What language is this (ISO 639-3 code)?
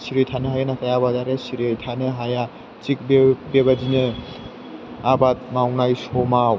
brx